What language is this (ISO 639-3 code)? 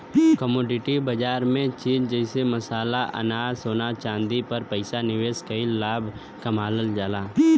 bho